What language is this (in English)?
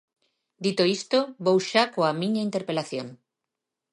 Galician